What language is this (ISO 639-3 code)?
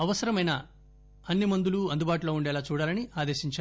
tel